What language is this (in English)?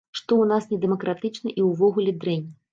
Belarusian